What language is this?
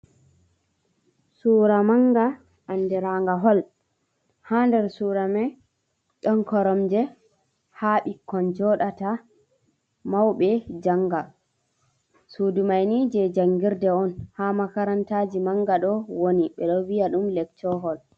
Fula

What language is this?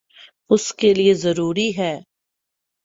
Urdu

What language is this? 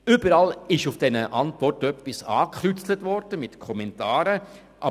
Swiss German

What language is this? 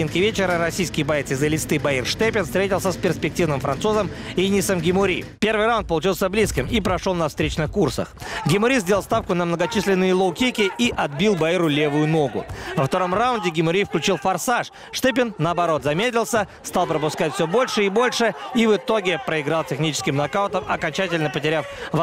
Russian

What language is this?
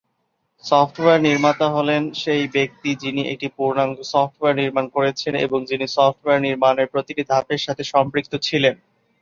Bangla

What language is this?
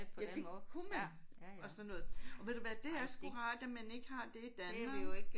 Danish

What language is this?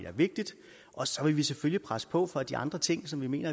Danish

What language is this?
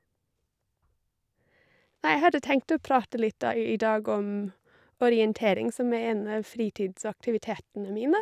Norwegian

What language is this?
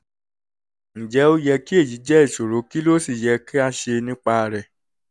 Yoruba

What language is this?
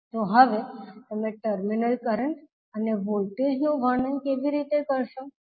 Gujarati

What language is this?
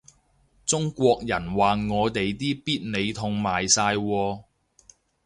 Cantonese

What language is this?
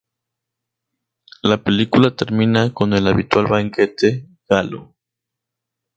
Spanish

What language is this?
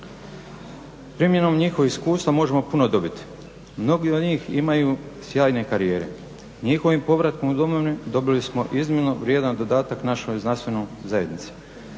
Croatian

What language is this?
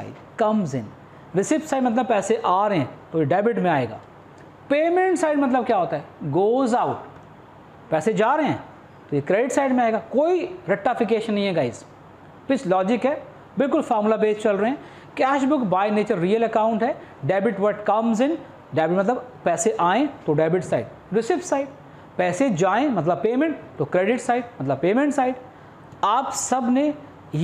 Hindi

